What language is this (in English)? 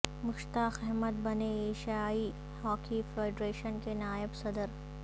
Urdu